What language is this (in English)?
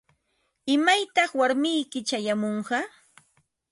Ambo-Pasco Quechua